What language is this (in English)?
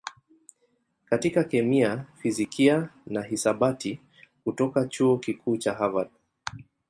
Swahili